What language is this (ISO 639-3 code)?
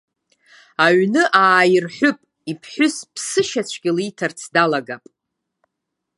abk